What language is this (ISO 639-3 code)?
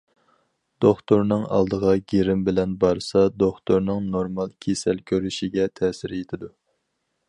uig